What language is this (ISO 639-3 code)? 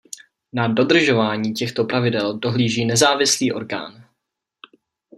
ces